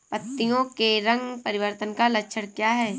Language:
Hindi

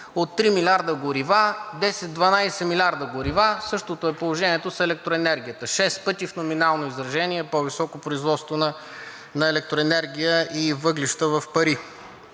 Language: Bulgarian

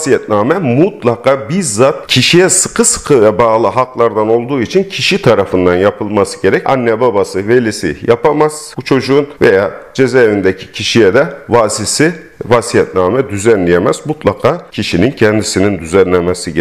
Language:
Turkish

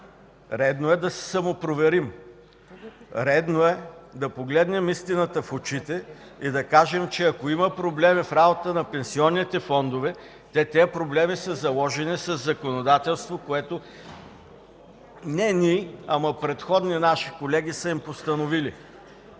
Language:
Bulgarian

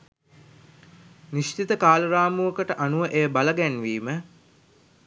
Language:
Sinhala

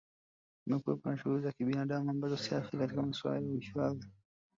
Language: Swahili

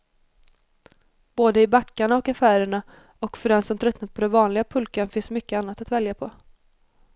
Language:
Swedish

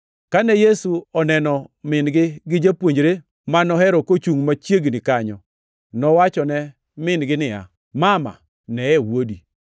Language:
Luo (Kenya and Tanzania)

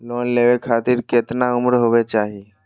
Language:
Magahi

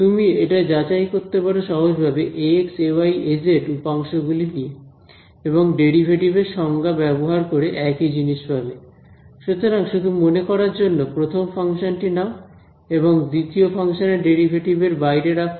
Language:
Bangla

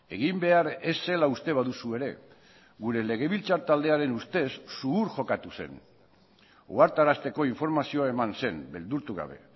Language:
Basque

